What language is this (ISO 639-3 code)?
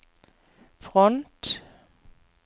nor